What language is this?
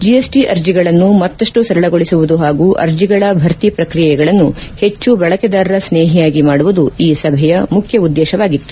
Kannada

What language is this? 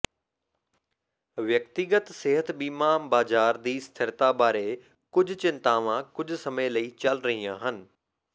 Punjabi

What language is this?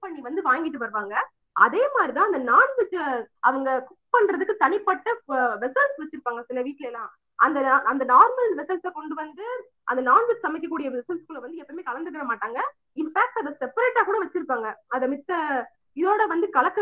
Tamil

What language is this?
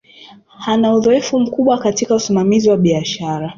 Swahili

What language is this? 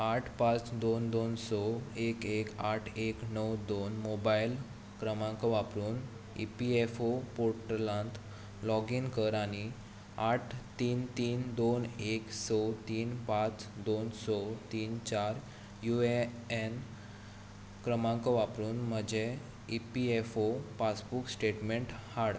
Konkani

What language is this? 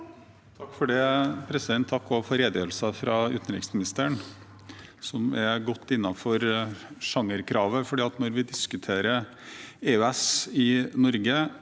Norwegian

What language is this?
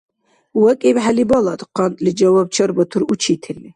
Dargwa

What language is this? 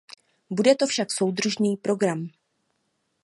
Czech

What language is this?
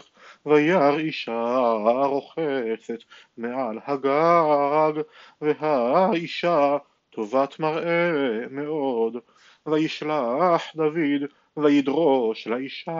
Hebrew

